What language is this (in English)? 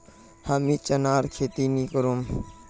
Magahi